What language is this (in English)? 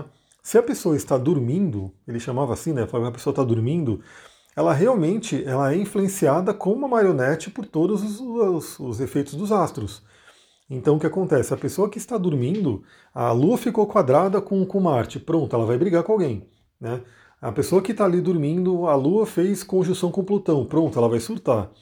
Portuguese